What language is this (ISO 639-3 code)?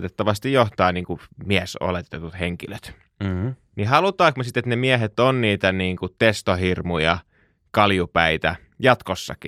fin